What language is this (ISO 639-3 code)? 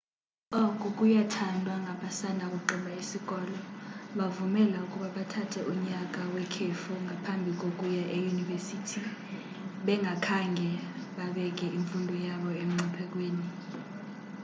xho